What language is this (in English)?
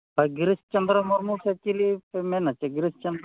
Santali